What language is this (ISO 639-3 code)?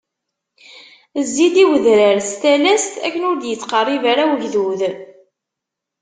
kab